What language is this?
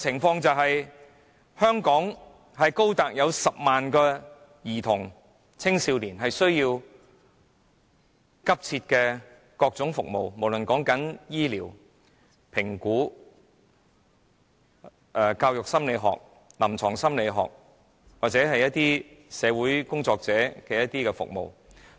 Cantonese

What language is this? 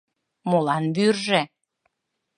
Mari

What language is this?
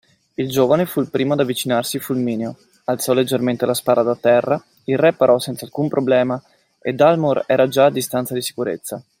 Italian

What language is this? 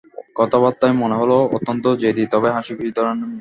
Bangla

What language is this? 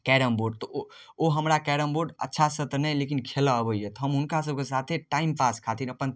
Maithili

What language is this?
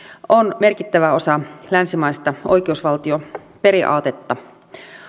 Finnish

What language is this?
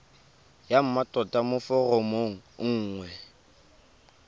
Tswana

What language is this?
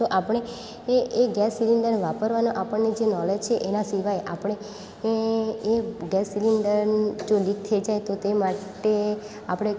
Gujarati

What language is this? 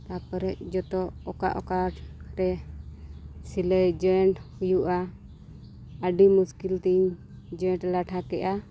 Santali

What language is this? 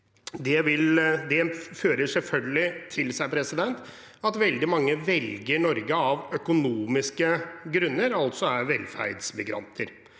Norwegian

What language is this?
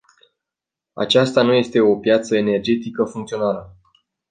Romanian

